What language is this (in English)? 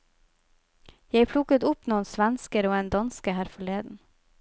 Norwegian